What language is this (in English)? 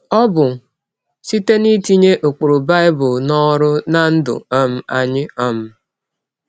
Igbo